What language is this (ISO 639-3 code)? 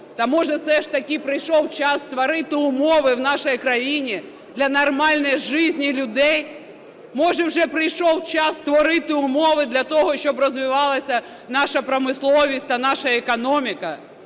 ukr